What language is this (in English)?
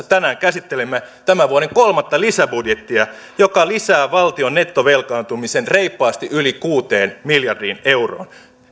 Finnish